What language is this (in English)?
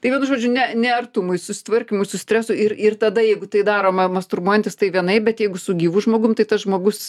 Lithuanian